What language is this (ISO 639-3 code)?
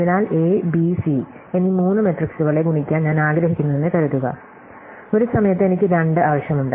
mal